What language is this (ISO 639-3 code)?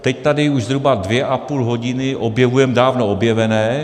ces